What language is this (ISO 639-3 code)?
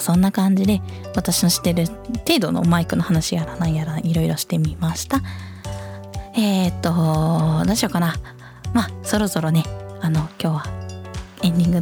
jpn